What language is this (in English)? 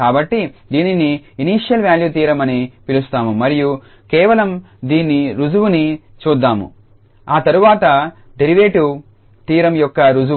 Telugu